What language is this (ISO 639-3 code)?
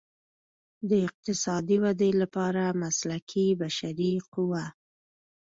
pus